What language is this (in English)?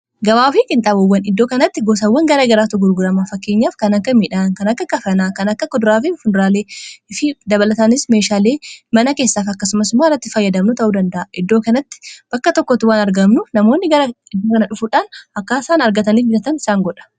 Oromo